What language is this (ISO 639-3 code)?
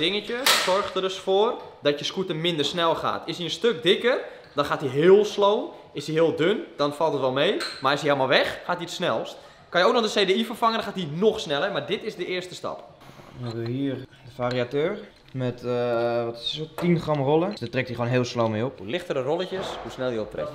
nld